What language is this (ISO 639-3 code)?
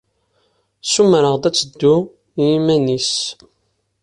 kab